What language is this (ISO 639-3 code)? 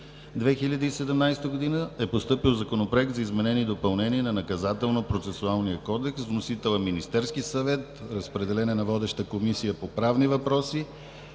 bul